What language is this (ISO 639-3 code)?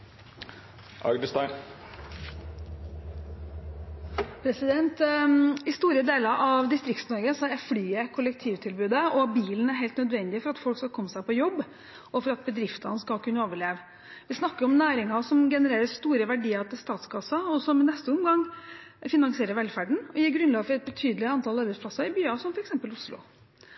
nor